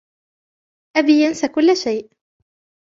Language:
Arabic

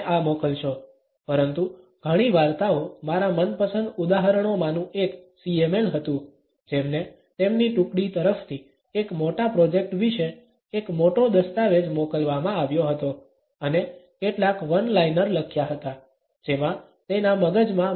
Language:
Gujarati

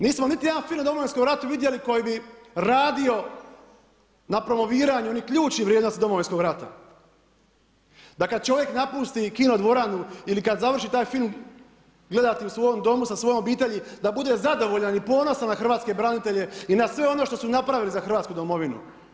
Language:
Croatian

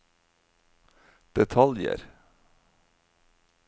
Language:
Norwegian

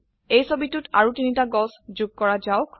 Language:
Assamese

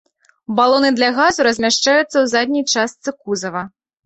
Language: Belarusian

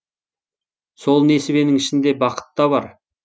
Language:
Kazakh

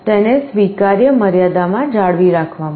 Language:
Gujarati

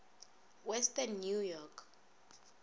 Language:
Northern Sotho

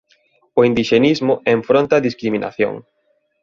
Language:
Galician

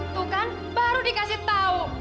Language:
Indonesian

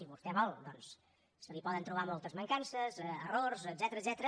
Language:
Catalan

